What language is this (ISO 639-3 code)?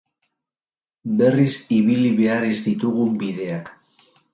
eus